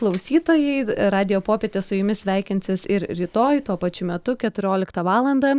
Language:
Lithuanian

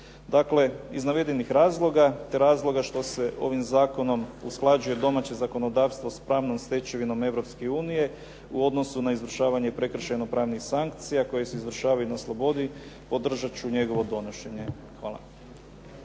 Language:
Croatian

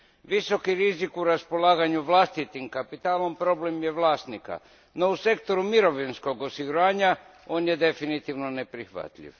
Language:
Croatian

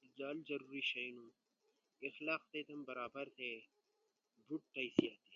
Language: Ushojo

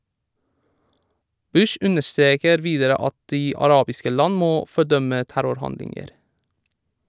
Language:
Norwegian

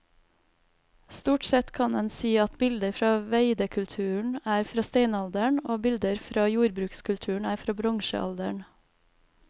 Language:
Norwegian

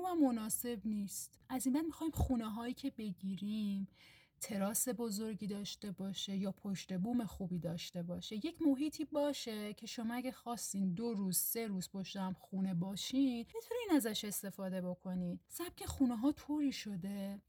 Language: Persian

